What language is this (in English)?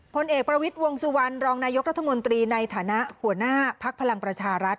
Thai